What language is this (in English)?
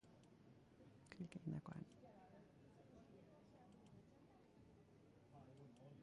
Basque